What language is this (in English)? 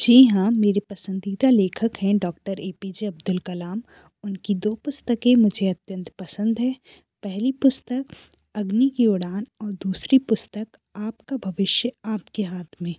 Hindi